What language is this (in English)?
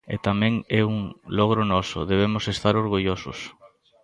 Galician